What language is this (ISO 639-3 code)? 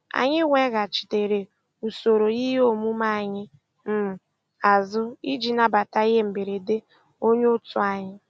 ibo